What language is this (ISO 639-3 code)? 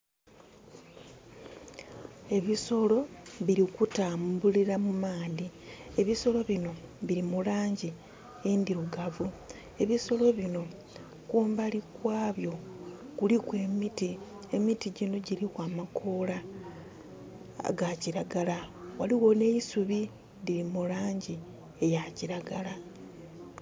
xog